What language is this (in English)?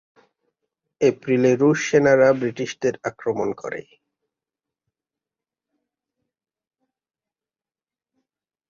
Bangla